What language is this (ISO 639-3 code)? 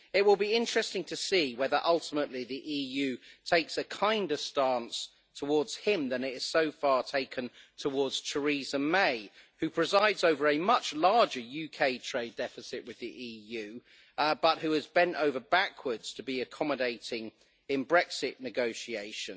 eng